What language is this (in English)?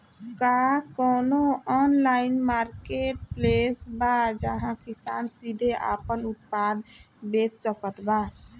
Bhojpuri